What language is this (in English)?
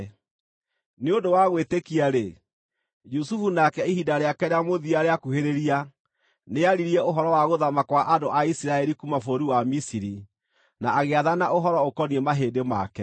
Kikuyu